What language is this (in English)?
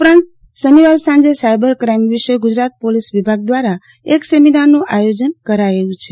Gujarati